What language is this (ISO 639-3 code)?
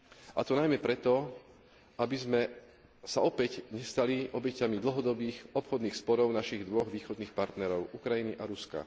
slk